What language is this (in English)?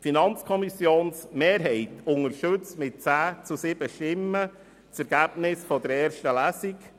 Swiss German